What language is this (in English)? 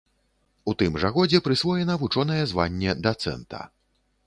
Belarusian